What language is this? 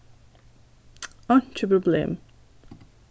Faroese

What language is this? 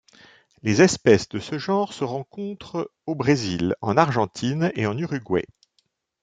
French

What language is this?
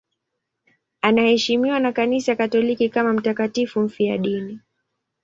Swahili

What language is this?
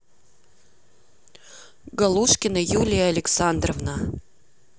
Russian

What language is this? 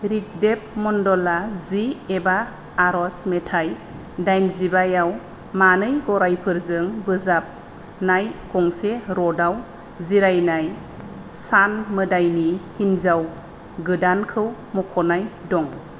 Bodo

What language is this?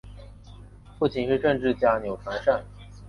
Chinese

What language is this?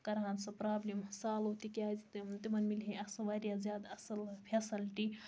Kashmiri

